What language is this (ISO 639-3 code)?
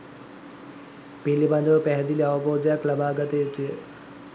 sin